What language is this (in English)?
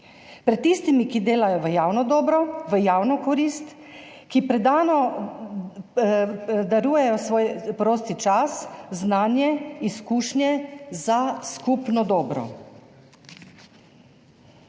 Slovenian